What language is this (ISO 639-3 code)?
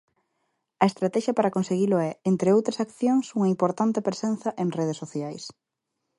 glg